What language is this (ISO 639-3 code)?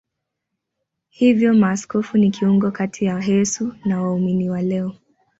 swa